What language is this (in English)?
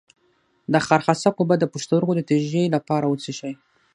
Pashto